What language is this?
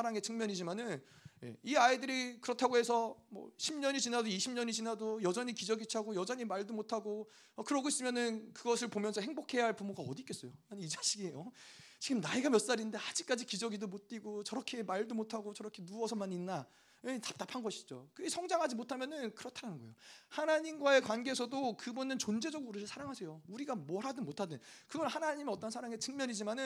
Korean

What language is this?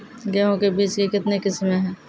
Maithili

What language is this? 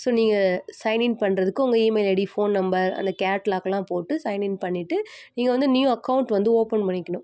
Tamil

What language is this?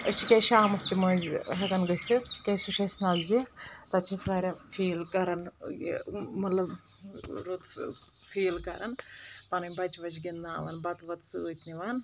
Kashmiri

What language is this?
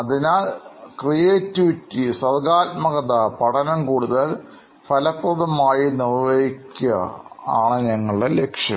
Malayalam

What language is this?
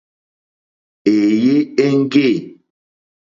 Mokpwe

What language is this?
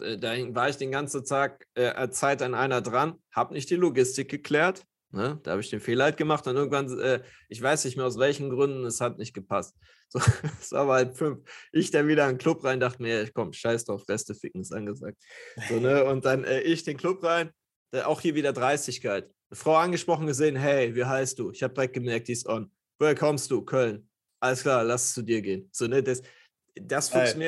German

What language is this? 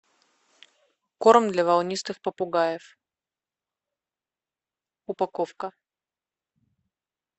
Russian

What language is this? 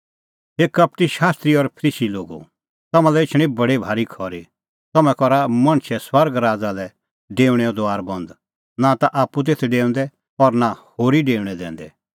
Kullu Pahari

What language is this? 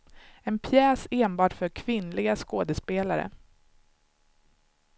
Swedish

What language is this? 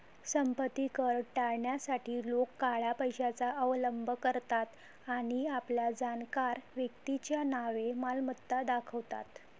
Marathi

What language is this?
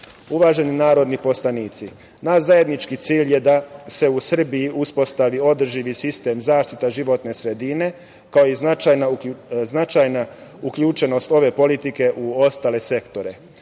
Serbian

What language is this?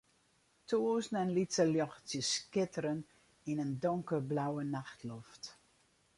Western Frisian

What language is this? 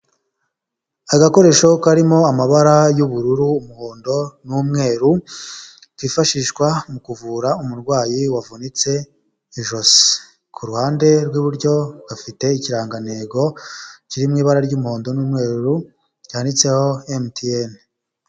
Kinyarwanda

